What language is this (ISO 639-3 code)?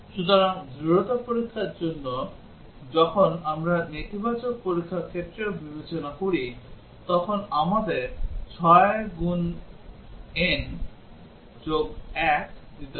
ben